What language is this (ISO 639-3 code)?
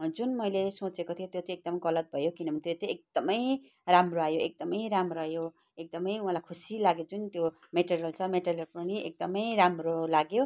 nep